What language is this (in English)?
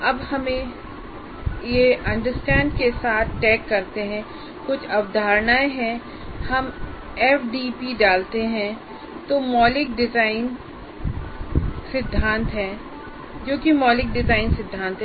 Hindi